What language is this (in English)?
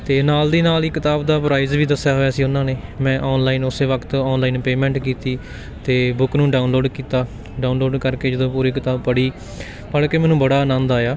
Punjabi